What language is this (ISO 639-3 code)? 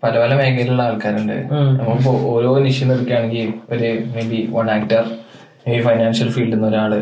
mal